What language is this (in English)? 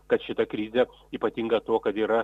Lithuanian